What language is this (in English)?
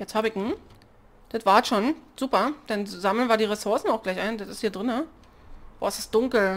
German